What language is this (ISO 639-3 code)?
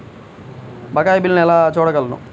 tel